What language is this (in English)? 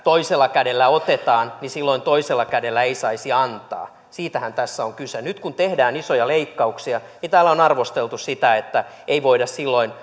Finnish